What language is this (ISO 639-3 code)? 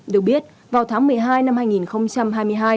vie